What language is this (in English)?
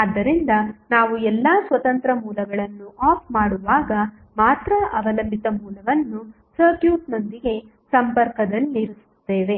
Kannada